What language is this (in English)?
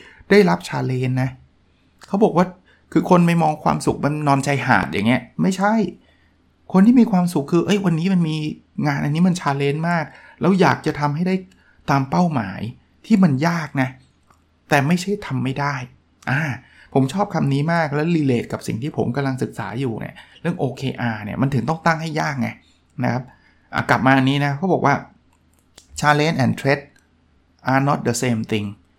Thai